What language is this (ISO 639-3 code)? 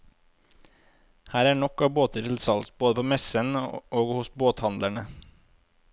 nor